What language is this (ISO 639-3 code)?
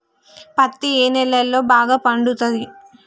tel